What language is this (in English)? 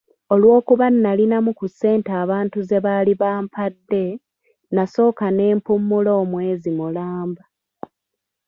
Ganda